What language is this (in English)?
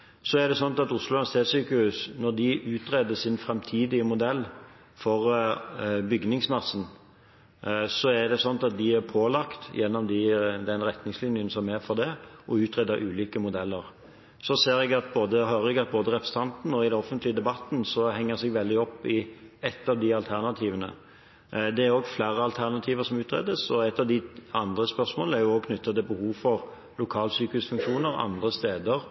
Norwegian Bokmål